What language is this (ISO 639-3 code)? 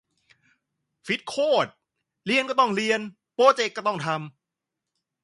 tha